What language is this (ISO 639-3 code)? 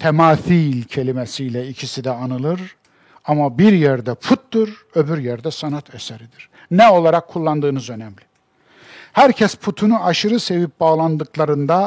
tur